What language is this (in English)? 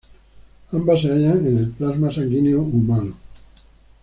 Spanish